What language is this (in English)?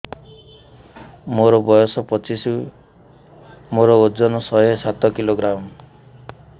Odia